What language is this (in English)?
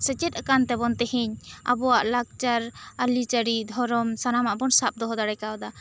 Santali